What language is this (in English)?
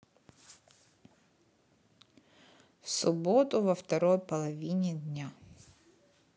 Russian